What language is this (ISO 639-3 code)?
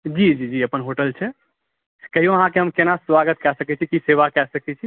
mai